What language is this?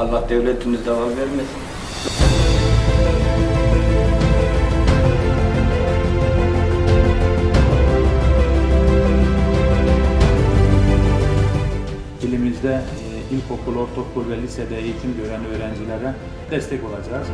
Turkish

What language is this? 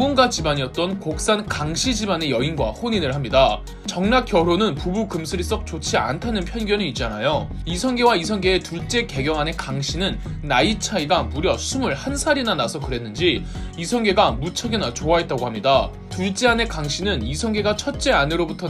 Korean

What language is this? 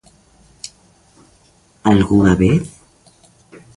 Galician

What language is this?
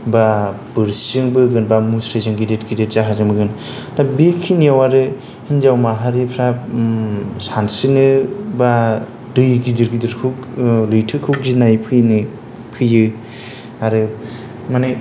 Bodo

